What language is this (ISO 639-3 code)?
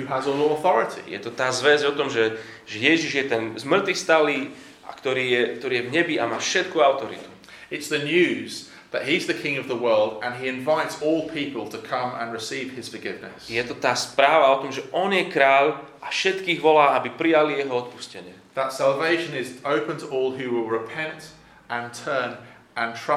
slk